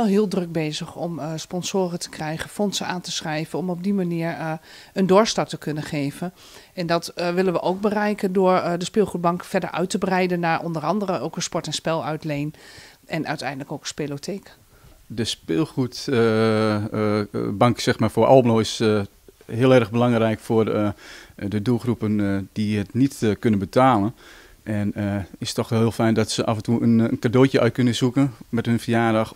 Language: Dutch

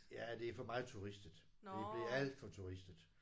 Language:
Danish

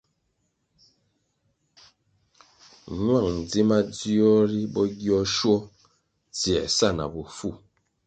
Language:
Kwasio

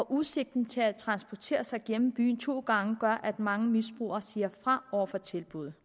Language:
Danish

